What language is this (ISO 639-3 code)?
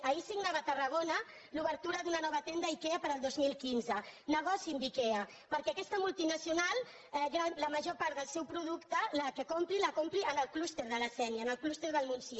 cat